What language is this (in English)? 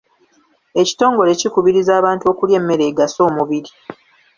Ganda